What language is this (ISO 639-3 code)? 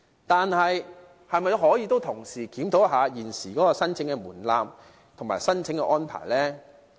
yue